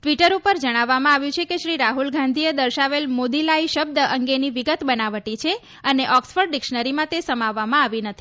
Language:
Gujarati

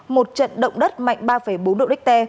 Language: Vietnamese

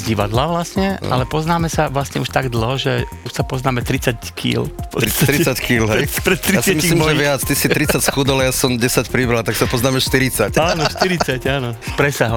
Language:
Slovak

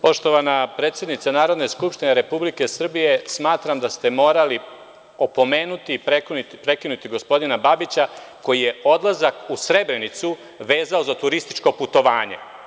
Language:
Serbian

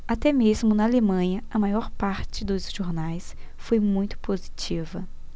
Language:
Portuguese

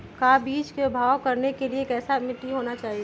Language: Magahi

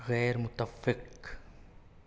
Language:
Urdu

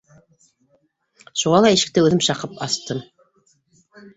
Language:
Bashkir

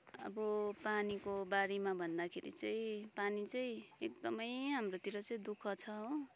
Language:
Nepali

